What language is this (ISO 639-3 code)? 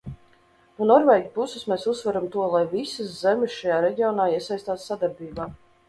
lav